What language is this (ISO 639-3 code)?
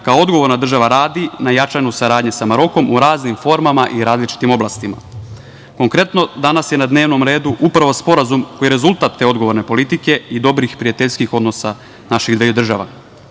srp